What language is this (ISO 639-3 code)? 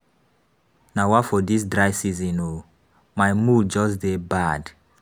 pcm